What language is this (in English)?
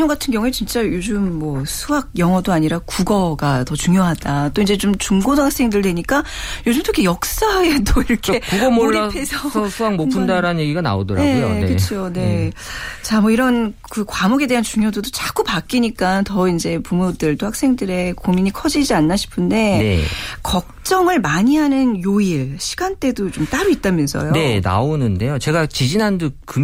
Korean